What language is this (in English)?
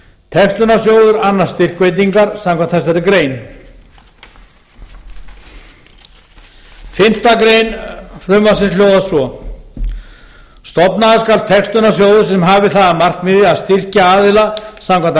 Icelandic